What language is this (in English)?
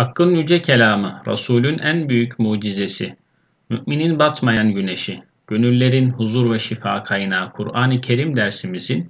Turkish